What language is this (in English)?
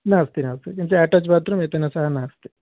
Sanskrit